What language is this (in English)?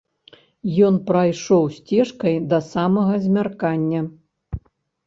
Belarusian